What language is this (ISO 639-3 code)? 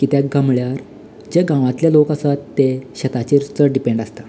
kok